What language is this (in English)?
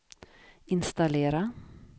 Swedish